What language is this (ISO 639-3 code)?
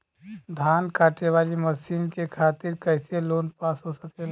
bho